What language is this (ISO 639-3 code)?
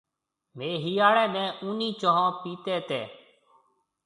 mve